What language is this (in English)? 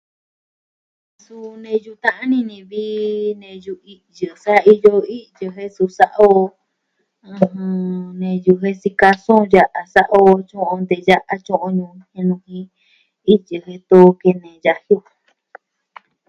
Southwestern Tlaxiaco Mixtec